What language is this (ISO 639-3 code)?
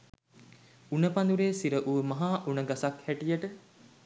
sin